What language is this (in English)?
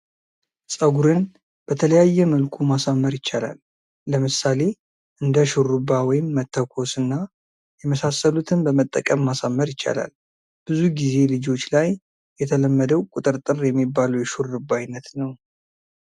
Amharic